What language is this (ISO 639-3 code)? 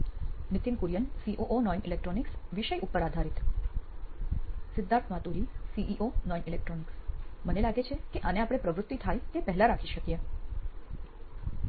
guj